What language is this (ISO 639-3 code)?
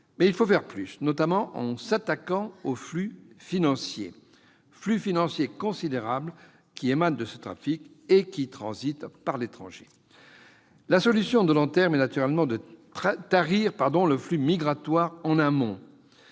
fra